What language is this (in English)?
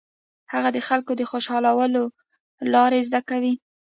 Pashto